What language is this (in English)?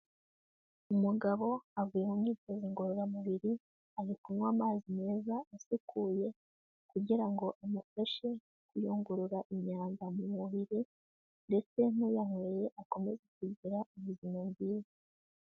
Kinyarwanda